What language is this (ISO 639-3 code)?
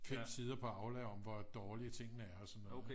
dan